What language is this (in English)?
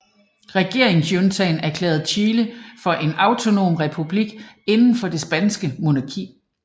Danish